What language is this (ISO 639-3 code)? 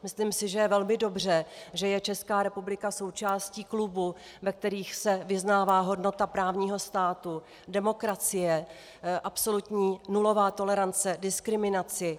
ces